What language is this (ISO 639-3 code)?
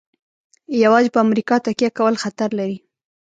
pus